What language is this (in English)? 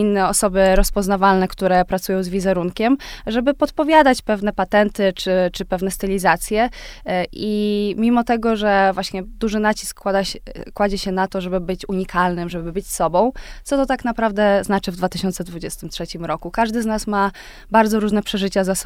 Polish